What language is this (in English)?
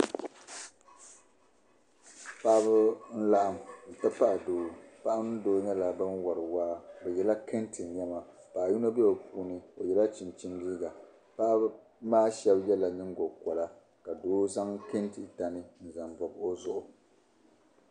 Dagbani